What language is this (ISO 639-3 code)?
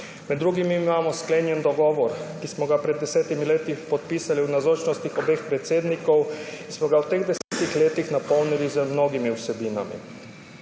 slv